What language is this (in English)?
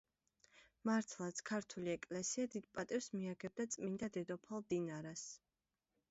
Georgian